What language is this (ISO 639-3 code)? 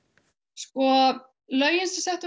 isl